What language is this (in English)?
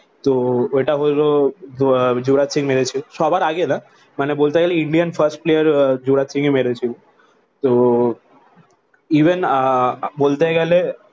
Bangla